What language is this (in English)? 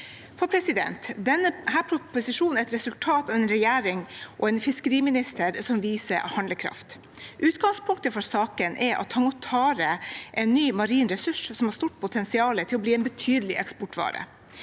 Norwegian